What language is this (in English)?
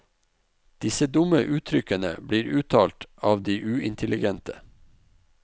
Norwegian